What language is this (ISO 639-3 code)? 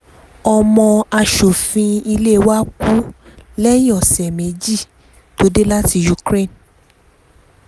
yor